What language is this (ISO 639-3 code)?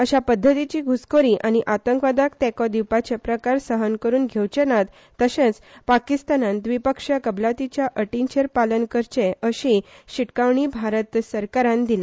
kok